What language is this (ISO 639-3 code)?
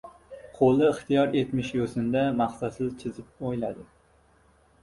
uzb